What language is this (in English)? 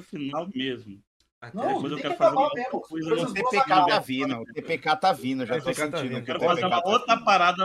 Portuguese